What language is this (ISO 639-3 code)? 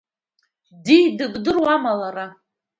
abk